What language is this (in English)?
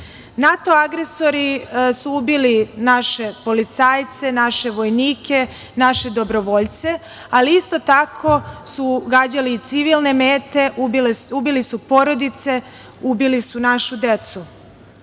Serbian